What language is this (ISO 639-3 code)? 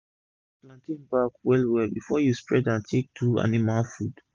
pcm